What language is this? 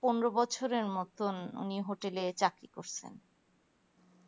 Bangla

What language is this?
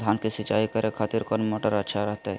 Magahi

